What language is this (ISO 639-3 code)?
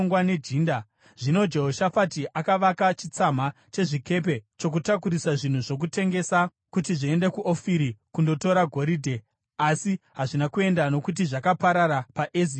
sna